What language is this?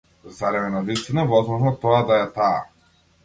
Macedonian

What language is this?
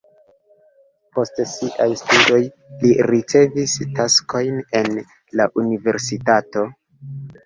Esperanto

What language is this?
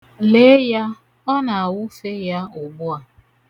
Igbo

